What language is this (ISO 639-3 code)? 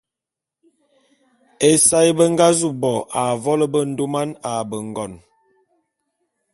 bum